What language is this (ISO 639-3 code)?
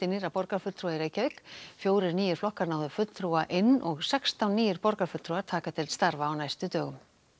isl